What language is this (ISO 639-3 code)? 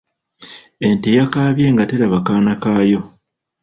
lug